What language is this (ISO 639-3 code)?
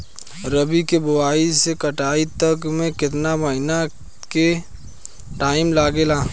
bho